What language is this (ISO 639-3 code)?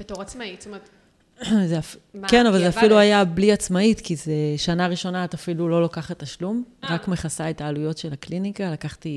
heb